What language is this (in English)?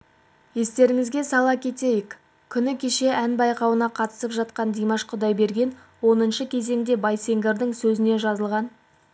Kazakh